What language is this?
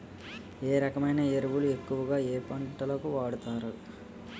Telugu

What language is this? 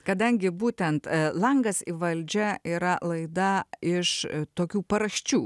Lithuanian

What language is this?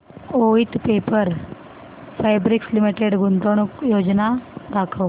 Marathi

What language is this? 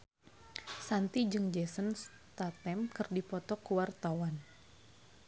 Sundanese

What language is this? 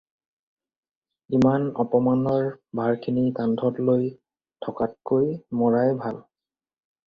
Assamese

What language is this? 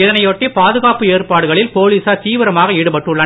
Tamil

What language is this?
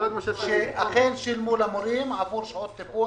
Hebrew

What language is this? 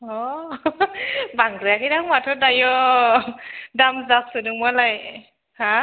Bodo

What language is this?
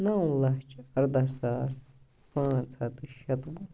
Kashmiri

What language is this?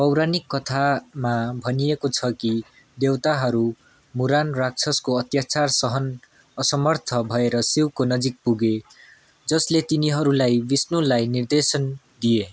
Nepali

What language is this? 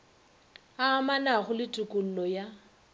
Northern Sotho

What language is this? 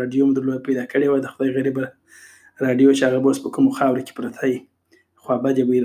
Urdu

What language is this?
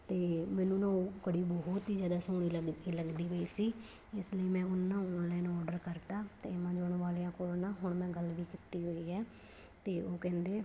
Punjabi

